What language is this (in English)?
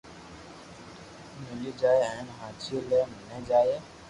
Loarki